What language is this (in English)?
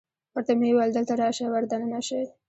Pashto